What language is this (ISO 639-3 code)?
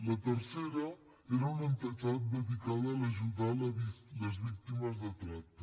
cat